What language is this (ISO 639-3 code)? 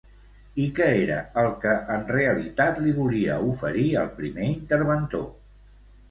cat